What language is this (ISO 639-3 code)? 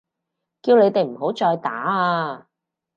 yue